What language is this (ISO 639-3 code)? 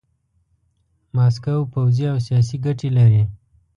pus